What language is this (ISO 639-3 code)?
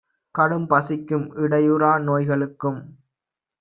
tam